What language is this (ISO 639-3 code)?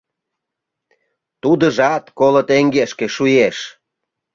chm